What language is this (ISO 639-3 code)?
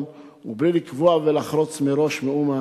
heb